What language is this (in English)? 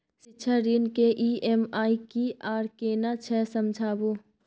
Maithili